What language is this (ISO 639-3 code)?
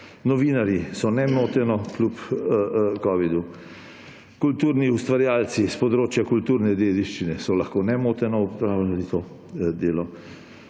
slv